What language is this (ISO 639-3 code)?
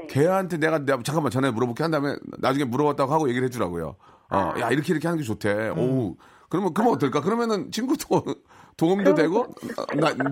kor